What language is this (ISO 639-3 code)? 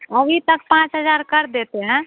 hin